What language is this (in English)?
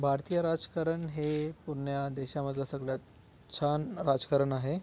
Marathi